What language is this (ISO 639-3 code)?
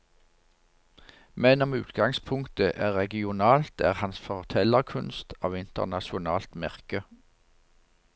nor